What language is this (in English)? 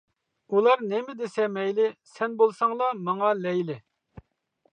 Uyghur